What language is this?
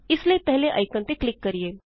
Punjabi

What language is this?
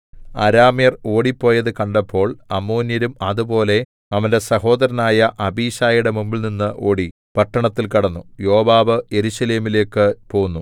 Malayalam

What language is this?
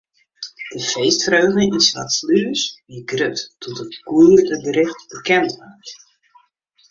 Western Frisian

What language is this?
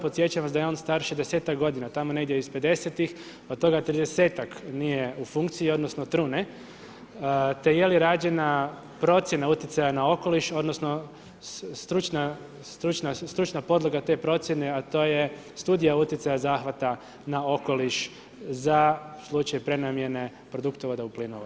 Croatian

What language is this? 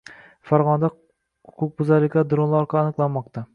Uzbek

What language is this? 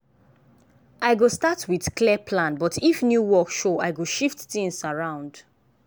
Nigerian Pidgin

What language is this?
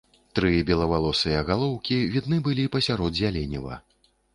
Belarusian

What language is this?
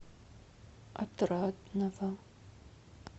Russian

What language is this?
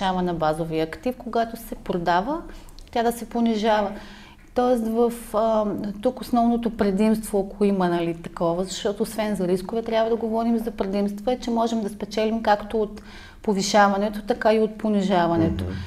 Bulgarian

